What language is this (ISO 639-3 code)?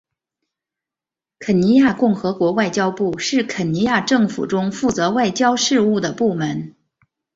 zho